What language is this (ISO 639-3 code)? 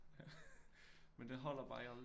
dan